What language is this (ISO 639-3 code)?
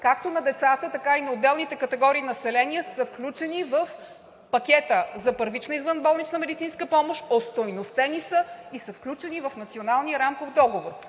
bul